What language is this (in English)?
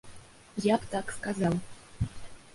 Belarusian